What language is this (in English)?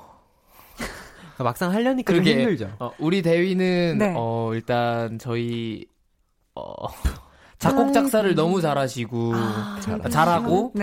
Korean